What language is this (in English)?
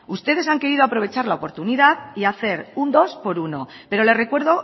Spanish